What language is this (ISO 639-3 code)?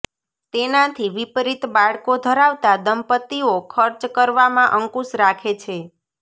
guj